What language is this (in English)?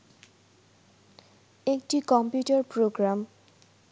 Bangla